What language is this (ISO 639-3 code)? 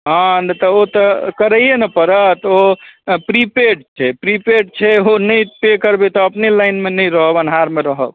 mai